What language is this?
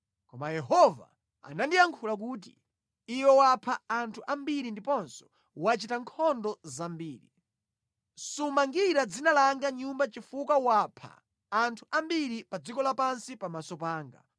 Nyanja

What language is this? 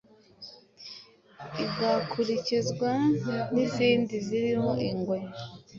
Kinyarwanda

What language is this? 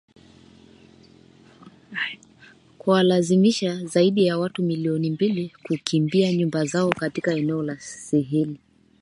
Swahili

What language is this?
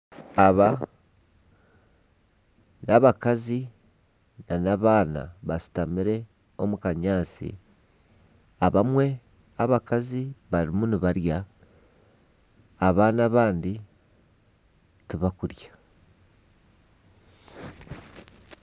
Nyankole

